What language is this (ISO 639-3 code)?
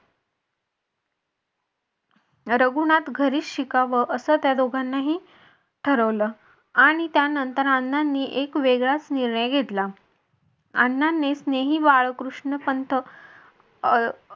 mar